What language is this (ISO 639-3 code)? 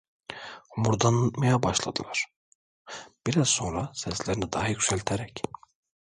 tur